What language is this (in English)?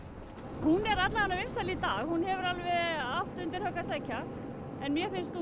Icelandic